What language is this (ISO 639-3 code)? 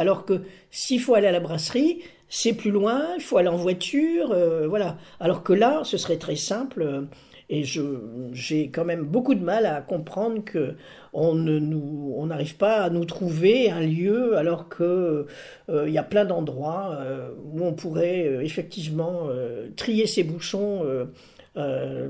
fra